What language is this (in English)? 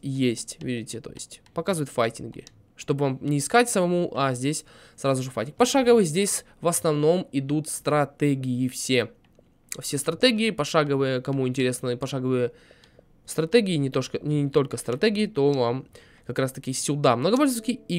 Russian